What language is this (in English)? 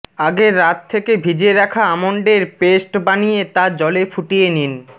Bangla